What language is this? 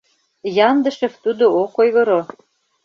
Mari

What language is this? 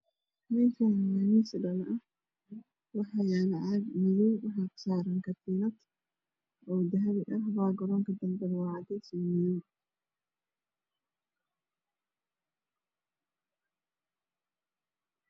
Somali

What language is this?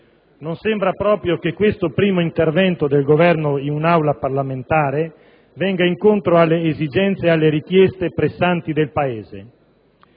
Italian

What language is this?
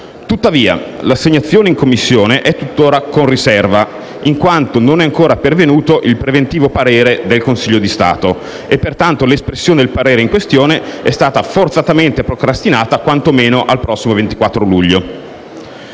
Italian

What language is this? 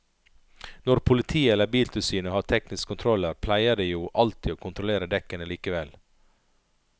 Norwegian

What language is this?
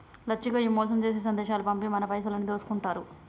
Telugu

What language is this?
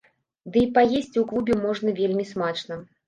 Belarusian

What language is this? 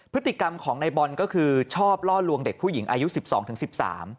Thai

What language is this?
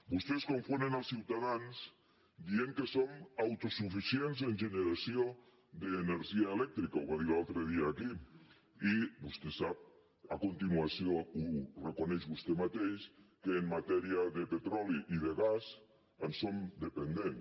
Catalan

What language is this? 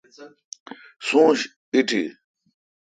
Kalkoti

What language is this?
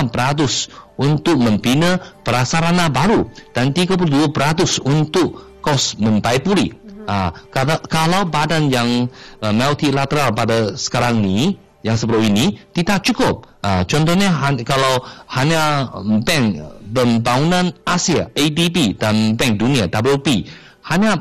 Malay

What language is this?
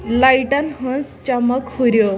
Kashmiri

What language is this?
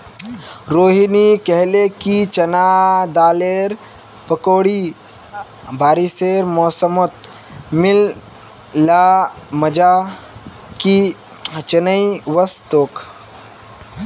Magahi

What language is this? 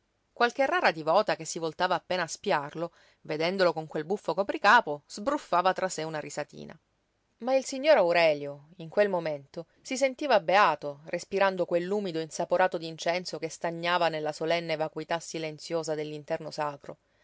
Italian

